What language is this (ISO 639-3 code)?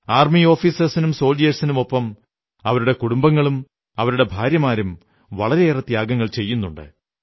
mal